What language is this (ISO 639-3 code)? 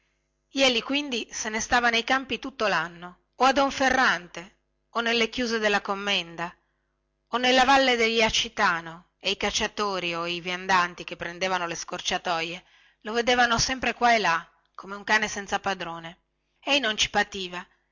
ita